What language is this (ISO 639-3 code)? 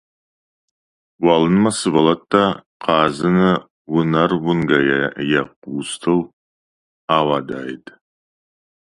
oss